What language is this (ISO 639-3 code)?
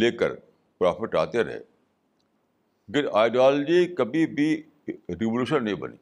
urd